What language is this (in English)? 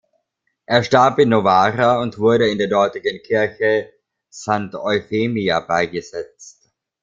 German